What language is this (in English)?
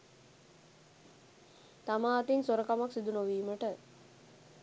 Sinhala